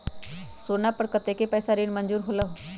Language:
Magahi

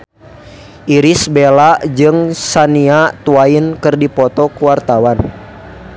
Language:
Sundanese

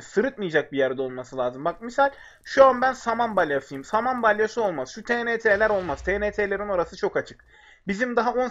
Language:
Turkish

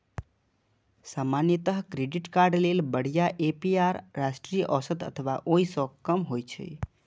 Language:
Maithili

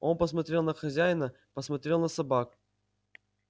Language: Russian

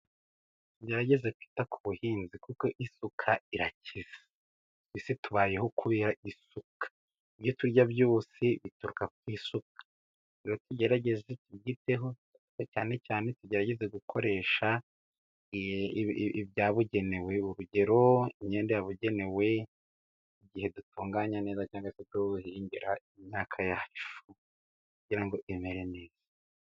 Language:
Kinyarwanda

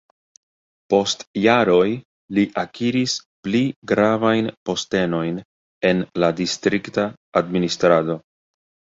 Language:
Esperanto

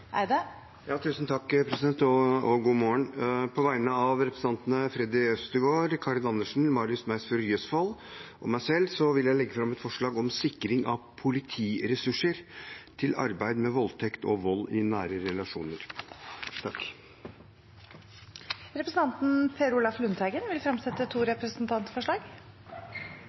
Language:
Norwegian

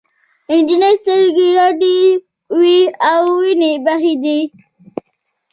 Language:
Pashto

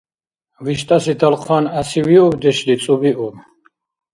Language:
Dargwa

